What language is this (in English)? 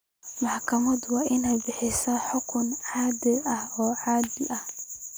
Somali